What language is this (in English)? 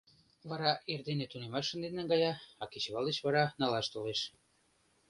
Mari